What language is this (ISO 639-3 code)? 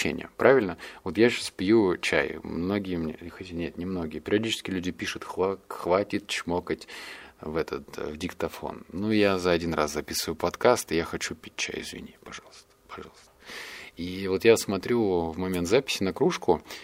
rus